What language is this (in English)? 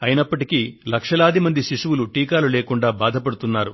Telugu